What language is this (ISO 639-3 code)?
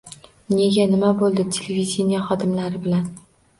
uzb